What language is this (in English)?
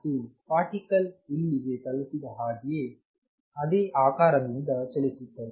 Kannada